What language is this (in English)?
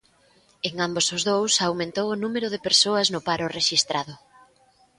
Galician